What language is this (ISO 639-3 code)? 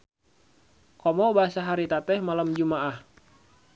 sun